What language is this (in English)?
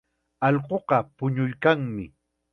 Chiquián Ancash Quechua